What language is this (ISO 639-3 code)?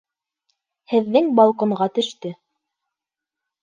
bak